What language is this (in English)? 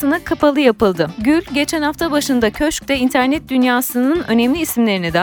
Turkish